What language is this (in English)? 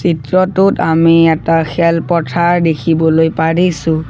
Assamese